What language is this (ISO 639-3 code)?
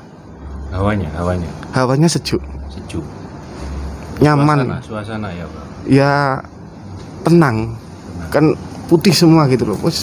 ind